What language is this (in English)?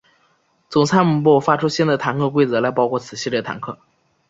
Chinese